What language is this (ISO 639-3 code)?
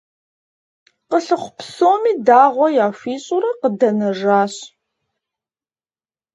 kbd